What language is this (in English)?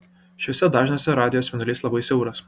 Lithuanian